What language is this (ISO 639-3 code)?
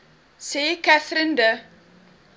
afr